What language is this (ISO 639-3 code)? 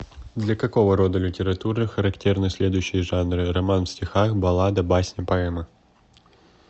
rus